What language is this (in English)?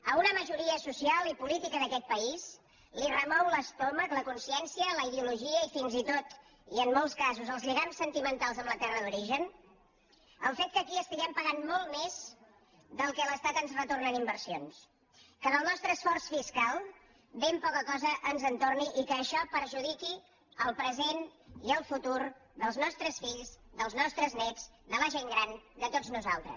Catalan